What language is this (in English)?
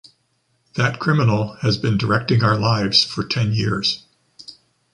English